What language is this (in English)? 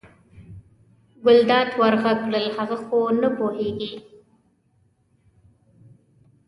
Pashto